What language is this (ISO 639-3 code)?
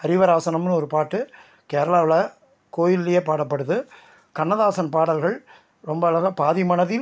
tam